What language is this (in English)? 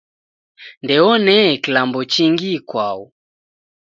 Taita